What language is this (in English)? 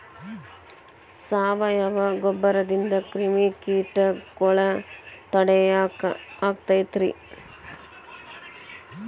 Kannada